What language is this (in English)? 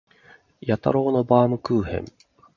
Japanese